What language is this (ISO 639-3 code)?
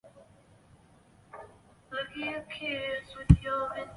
zho